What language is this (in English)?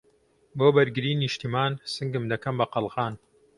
Central Kurdish